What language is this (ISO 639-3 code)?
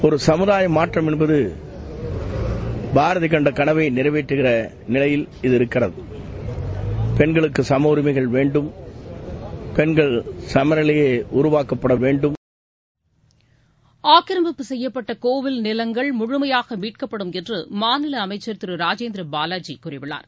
tam